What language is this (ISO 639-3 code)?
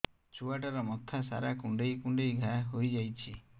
ori